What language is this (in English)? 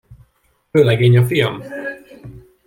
Hungarian